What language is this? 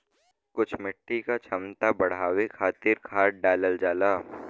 Bhojpuri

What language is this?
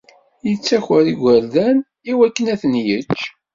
Kabyle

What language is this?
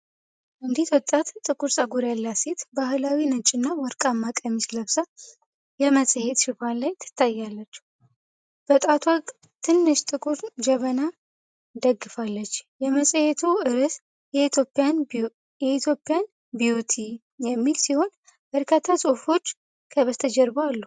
Amharic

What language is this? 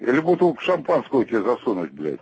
Russian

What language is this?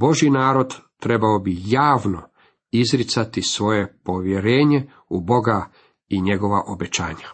Croatian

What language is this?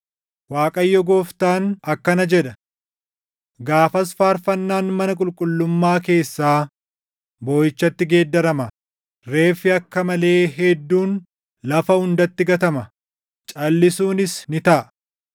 Oromo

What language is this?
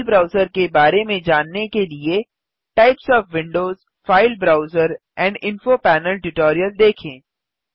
Hindi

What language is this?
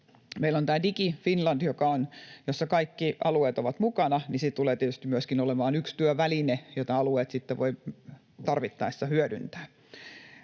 Finnish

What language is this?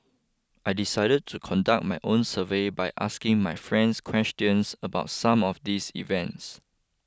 English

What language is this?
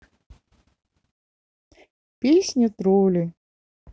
Russian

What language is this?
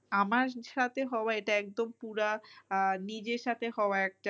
Bangla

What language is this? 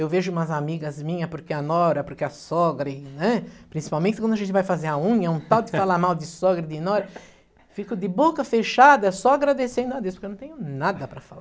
Portuguese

